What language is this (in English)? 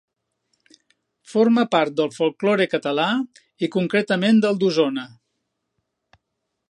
Catalan